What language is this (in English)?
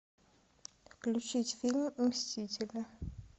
Russian